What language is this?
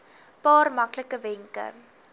Afrikaans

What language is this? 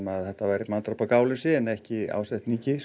Icelandic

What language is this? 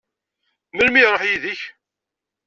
Kabyle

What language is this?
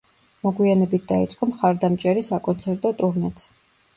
Georgian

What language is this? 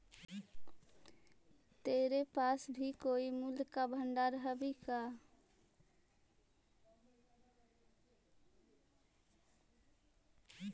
Magahi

